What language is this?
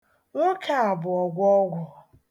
Igbo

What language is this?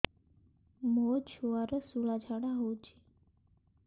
Odia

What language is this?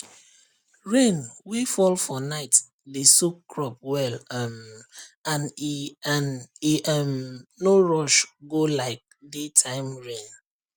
Nigerian Pidgin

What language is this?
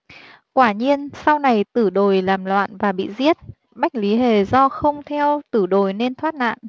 Vietnamese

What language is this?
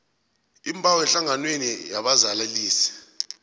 South Ndebele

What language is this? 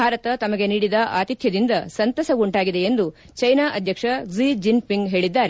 Kannada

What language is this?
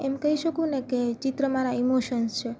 Gujarati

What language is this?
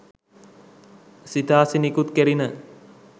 Sinhala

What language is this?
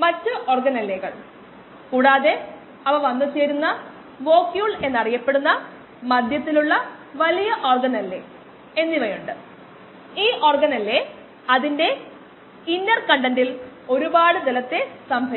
Malayalam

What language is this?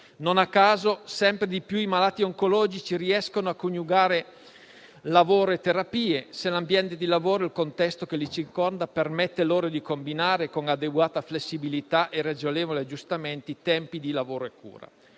Italian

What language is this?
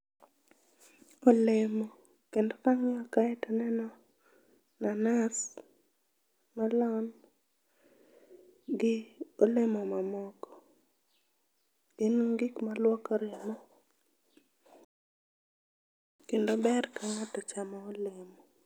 Luo (Kenya and Tanzania)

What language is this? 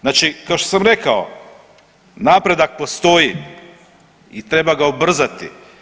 Croatian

